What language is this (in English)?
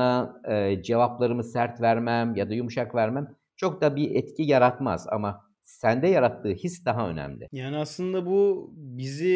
Turkish